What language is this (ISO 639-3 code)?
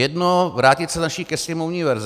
ces